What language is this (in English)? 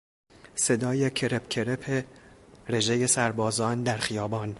Persian